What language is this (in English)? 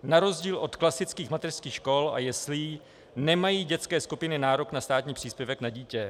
Czech